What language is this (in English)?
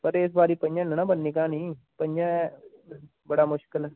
Dogri